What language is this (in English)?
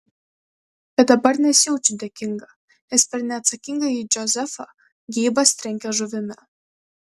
Lithuanian